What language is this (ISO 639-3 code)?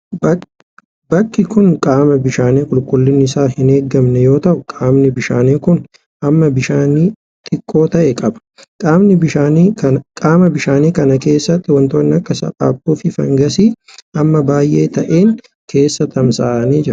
orm